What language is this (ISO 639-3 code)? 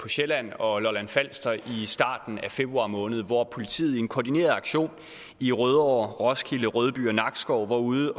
dan